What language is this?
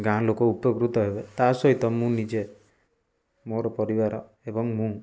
Odia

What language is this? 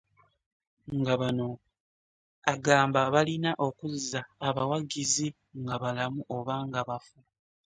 Ganda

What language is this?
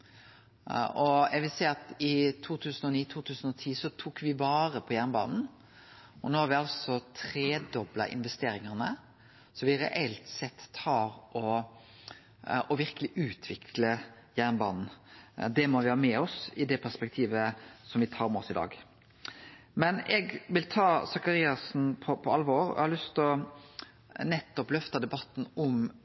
Norwegian Nynorsk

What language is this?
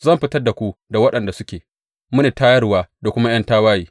Hausa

